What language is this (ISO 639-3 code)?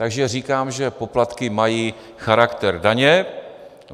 ces